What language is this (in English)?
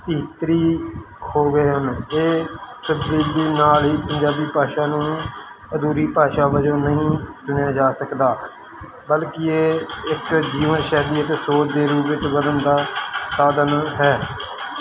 Punjabi